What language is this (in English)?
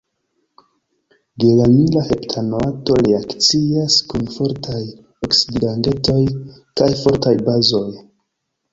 Esperanto